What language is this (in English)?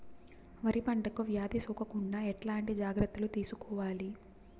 Telugu